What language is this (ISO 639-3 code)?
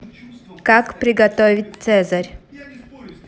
rus